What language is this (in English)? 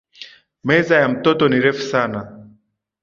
Swahili